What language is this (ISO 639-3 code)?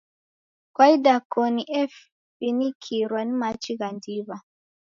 dav